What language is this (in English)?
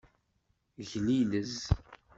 Kabyle